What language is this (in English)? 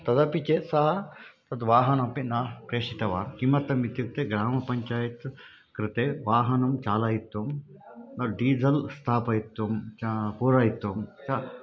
Sanskrit